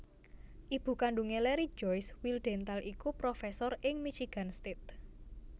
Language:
Javanese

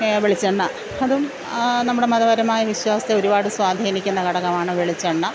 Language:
Malayalam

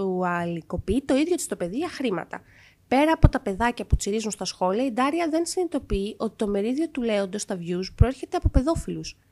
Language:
Greek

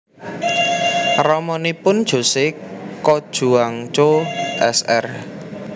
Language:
Javanese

